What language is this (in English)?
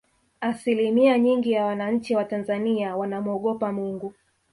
Swahili